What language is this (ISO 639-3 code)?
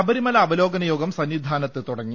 mal